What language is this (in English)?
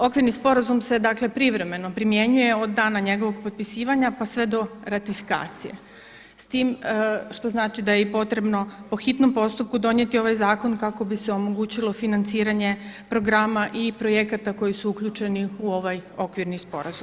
Croatian